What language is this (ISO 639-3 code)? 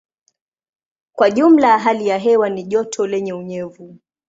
swa